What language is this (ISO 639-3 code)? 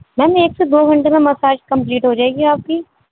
urd